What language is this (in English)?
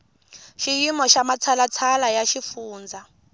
Tsonga